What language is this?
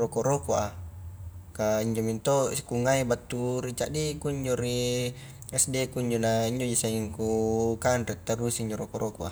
Highland Konjo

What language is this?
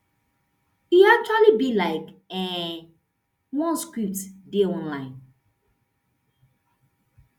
Nigerian Pidgin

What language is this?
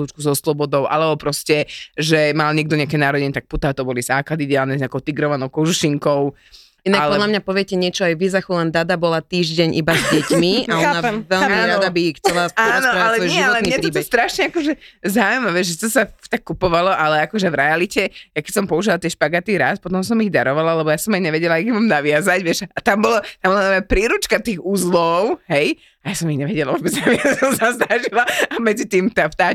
Slovak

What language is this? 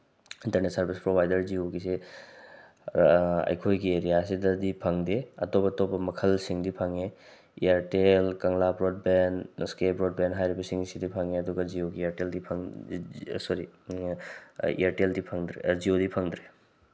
Manipuri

